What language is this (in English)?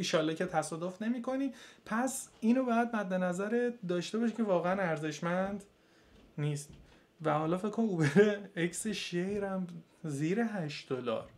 Persian